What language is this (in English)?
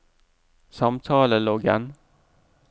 Norwegian